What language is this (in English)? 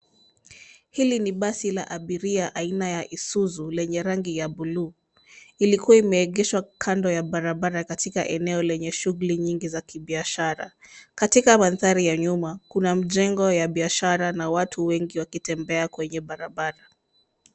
Swahili